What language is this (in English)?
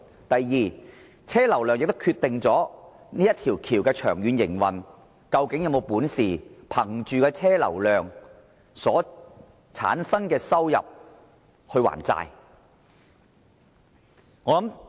Cantonese